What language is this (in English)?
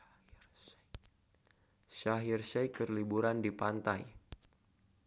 Sundanese